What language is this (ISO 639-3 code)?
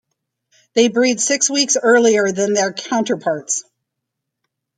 eng